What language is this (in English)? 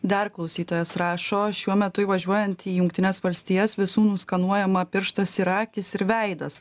Lithuanian